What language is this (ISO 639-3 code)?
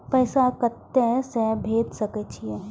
mai